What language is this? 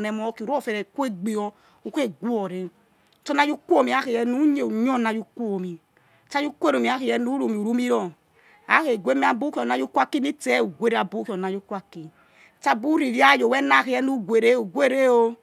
Yekhee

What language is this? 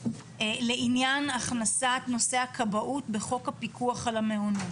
Hebrew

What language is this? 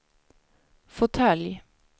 Swedish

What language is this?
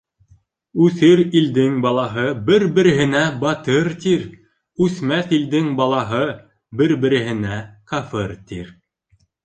Bashkir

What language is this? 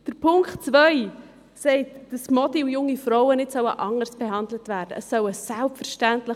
Swiss German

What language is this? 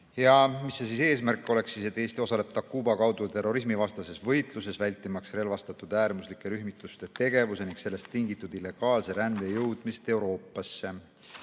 Estonian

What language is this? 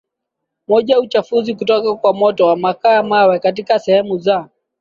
Swahili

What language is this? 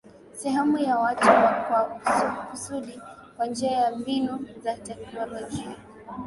Swahili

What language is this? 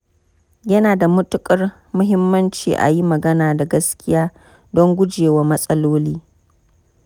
Hausa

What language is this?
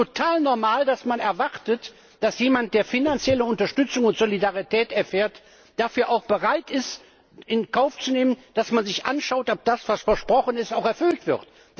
German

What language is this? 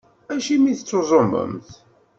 Kabyle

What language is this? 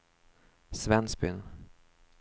Swedish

